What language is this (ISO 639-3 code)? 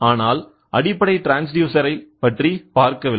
tam